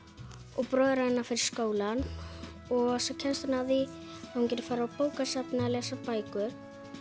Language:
Icelandic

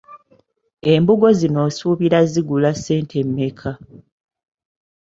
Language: Ganda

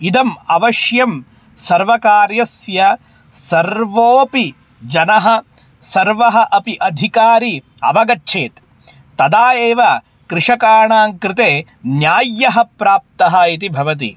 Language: Sanskrit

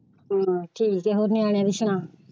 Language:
Punjabi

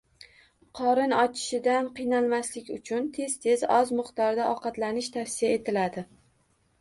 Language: Uzbek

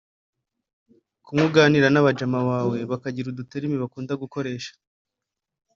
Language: Kinyarwanda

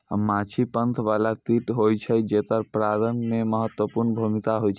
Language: Maithili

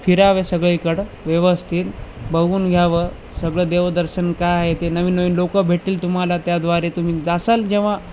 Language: Marathi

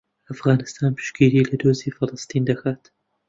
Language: Central Kurdish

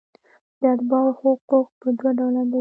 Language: Pashto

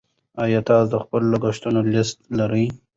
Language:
Pashto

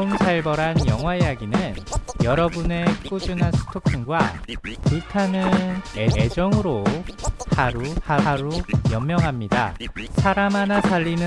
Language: Korean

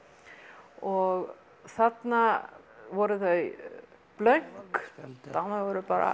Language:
Icelandic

